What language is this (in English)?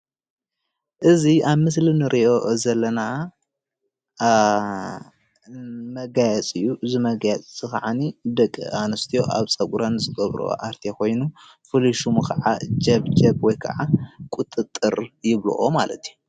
Tigrinya